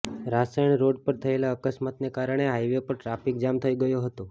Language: Gujarati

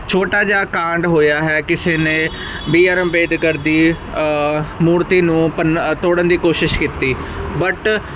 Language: Punjabi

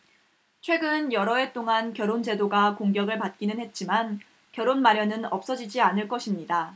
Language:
Korean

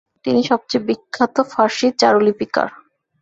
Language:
Bangla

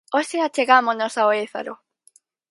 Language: Galician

